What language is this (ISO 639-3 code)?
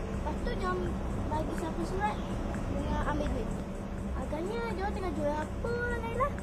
msa